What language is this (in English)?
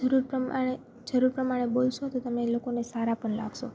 Gujarati